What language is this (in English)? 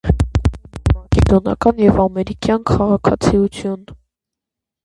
Armenian